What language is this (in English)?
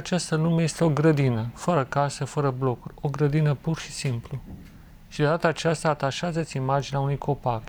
Romanian